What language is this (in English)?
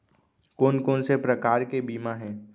Chhattisgarhi